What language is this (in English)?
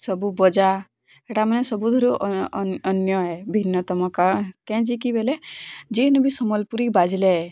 Odia